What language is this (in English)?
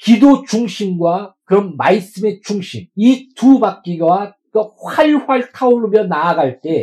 Korean